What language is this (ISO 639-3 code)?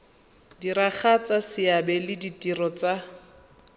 tsn